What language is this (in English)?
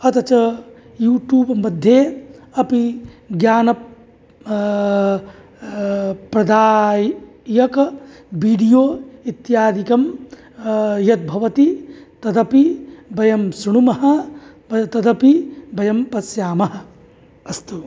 Sanskrit